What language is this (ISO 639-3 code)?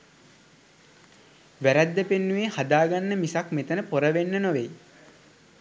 sin